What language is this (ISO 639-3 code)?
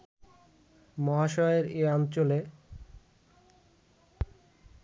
ben